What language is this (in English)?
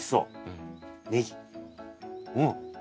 Japanese